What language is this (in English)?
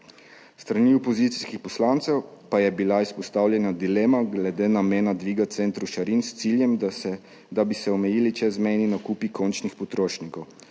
Slovenian